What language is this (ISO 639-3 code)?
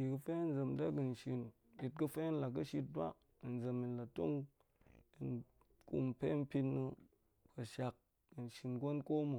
ank